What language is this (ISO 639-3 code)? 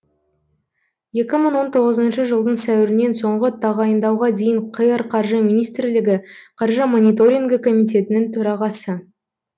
kaz